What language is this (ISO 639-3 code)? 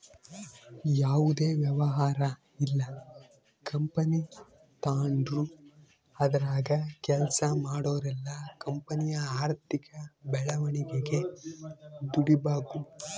kan